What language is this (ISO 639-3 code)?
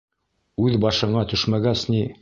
bak